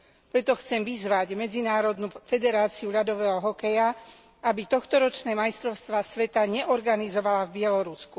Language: Slovak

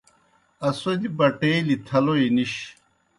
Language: Kohistani Shina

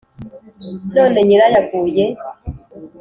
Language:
Kinyarwanda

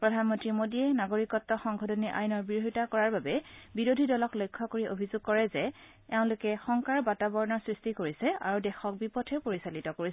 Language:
Assamese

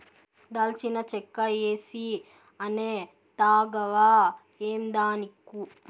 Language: Telugu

